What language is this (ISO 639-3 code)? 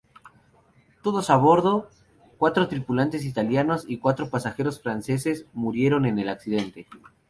spa